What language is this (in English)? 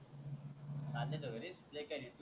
Marathi